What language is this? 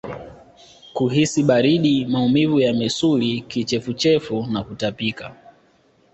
Swahili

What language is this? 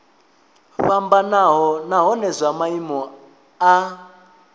Venda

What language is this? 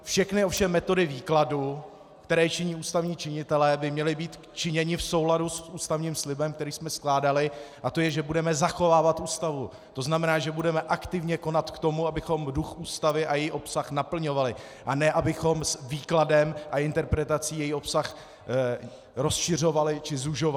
Czech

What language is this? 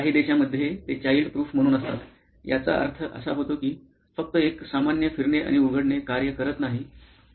Marathi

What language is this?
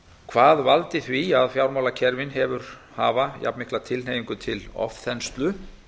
Icelandic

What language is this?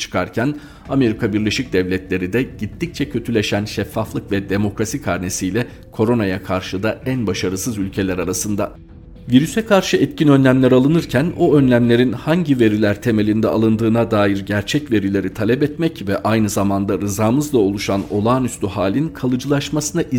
Turkish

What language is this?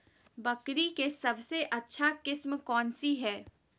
Magahi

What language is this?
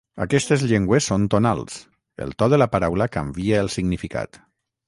Catalan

